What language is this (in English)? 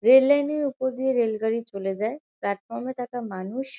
Bangla